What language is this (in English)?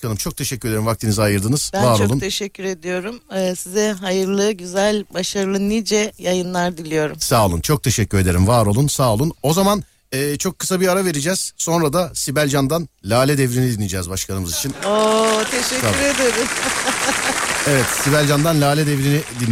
Turkish